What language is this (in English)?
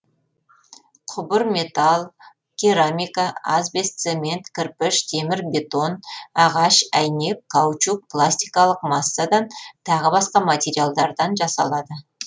Kazakh